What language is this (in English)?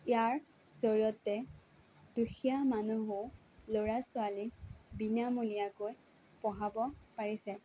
Assamese